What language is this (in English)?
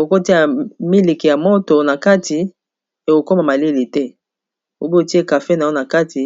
Lingala